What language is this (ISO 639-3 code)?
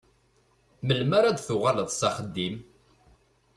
kab